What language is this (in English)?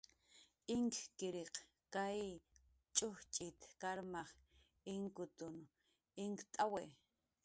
Jaqaru